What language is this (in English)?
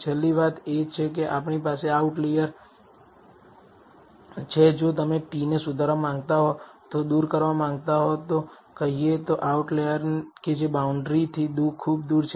Gujarati